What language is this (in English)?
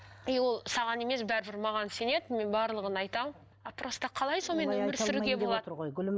Kazakh